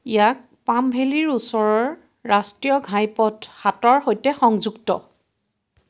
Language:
Assamese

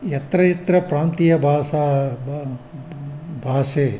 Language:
Sanskrit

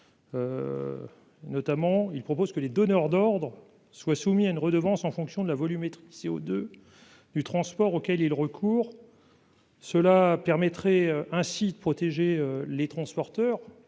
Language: French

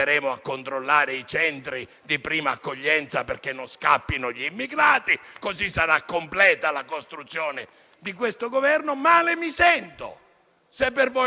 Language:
Italian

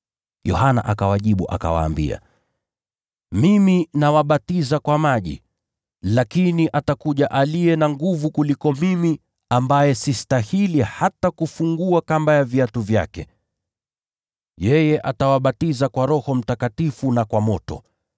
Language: Swahili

